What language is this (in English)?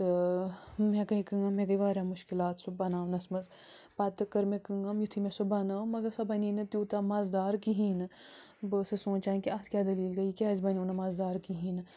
Kashmiri